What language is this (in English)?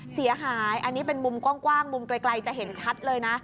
Thai